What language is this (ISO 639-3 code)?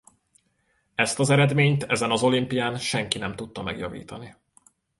hun